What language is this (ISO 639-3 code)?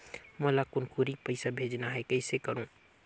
hne